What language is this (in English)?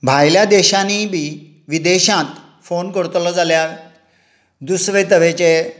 Konkani